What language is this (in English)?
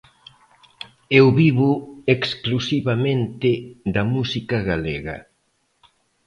Galician